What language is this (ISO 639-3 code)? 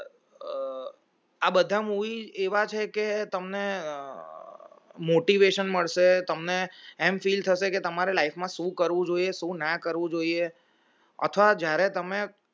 guj